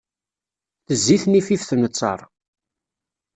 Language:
Kabyle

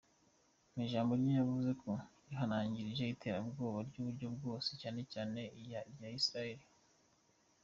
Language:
Kinyarwanda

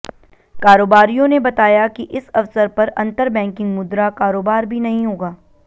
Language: Hindi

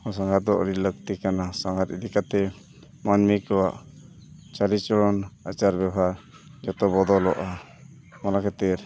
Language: Santali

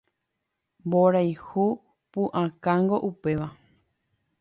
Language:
Guarani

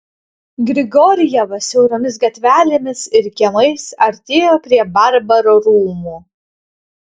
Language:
Lithuanian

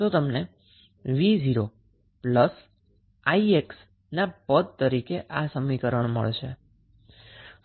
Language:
Gujarati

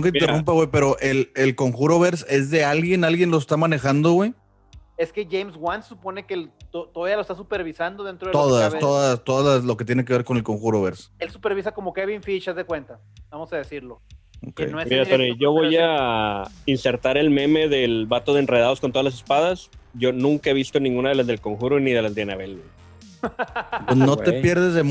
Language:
Spanish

